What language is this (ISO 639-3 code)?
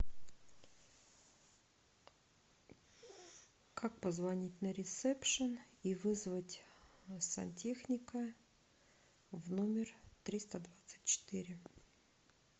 rus